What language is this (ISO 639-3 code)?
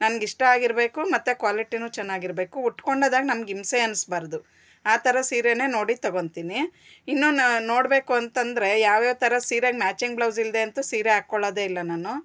kan